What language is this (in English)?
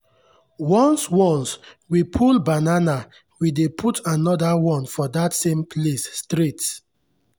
Nigerian Pidgin